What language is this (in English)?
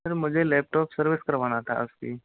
Hindi